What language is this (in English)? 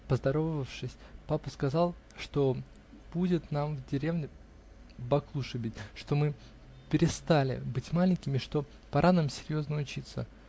Russian